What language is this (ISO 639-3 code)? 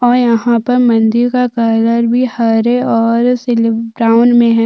hin